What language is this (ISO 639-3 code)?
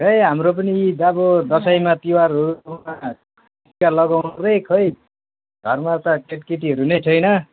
nep